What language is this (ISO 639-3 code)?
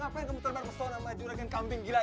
ind